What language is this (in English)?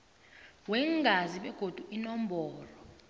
South Ndebele